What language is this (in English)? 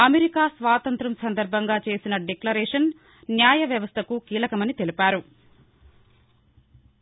Telugu